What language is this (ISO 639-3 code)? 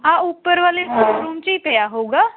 pan